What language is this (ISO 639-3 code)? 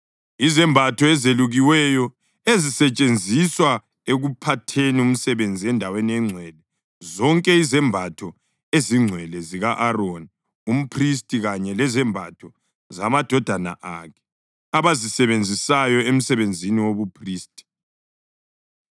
nde